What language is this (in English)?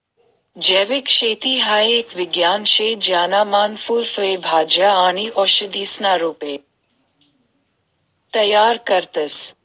Marathi